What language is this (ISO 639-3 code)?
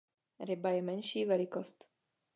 ces